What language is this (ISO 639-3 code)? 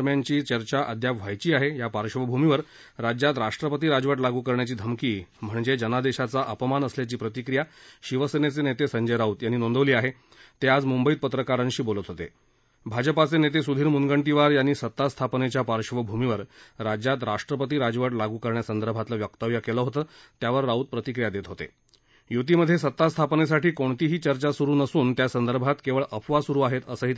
mar